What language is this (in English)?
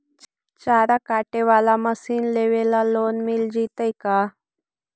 Magahi